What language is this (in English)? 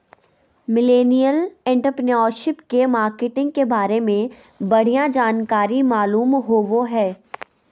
Magahi